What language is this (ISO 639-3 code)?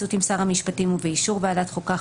heb